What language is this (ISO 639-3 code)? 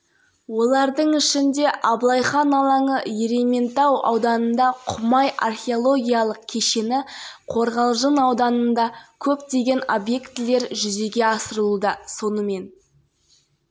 kaz